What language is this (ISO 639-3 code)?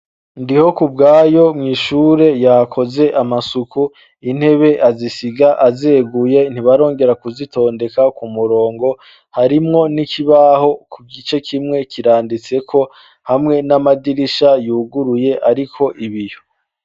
run